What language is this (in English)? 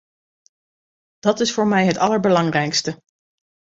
Dutch